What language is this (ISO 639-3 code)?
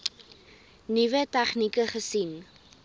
afr